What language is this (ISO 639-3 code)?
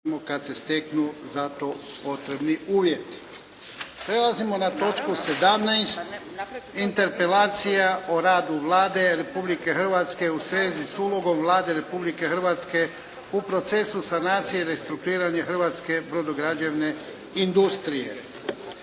hrv